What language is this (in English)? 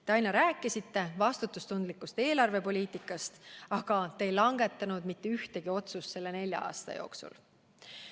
Estonian